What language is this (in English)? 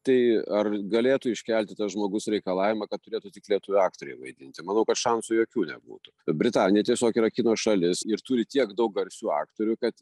Lithuanian